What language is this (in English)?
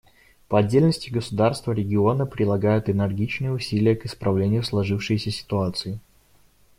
Russian